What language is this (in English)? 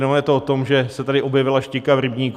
Czech